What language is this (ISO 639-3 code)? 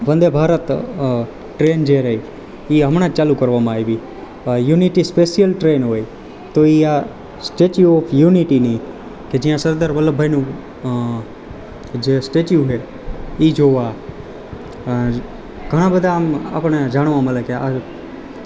guj